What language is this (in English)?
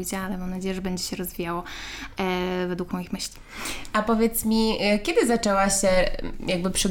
Polish